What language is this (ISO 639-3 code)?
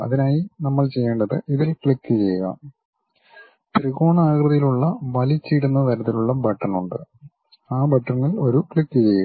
mal